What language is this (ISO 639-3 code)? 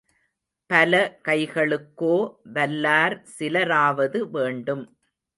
tam